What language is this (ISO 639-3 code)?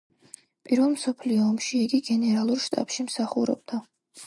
kat